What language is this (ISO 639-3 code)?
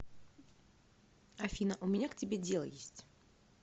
rus